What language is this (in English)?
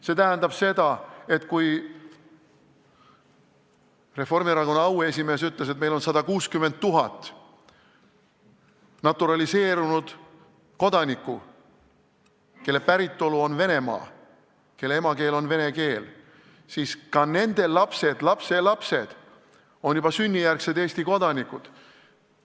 Estonian